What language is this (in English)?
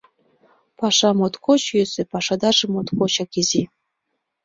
Mari